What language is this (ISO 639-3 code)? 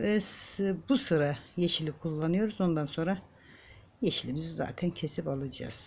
tur